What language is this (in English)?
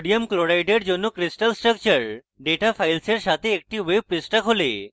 Bangla